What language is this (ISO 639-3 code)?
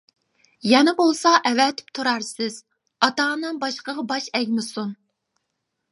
uig